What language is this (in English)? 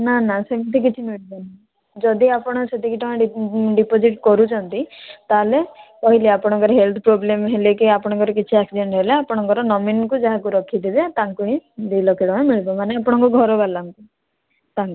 Odia